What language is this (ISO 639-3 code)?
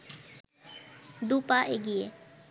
ben